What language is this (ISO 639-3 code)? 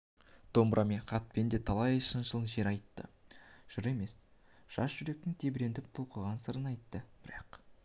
kaz